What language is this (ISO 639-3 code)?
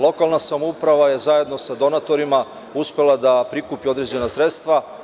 srp